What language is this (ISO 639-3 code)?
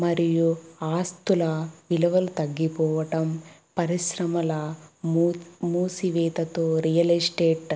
tel